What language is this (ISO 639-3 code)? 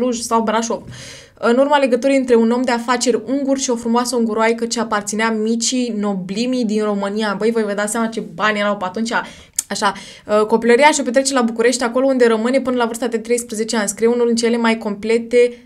ron